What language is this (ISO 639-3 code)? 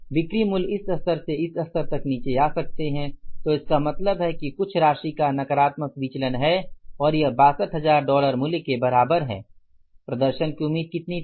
hin